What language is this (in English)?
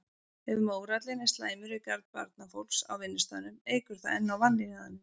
Icelandic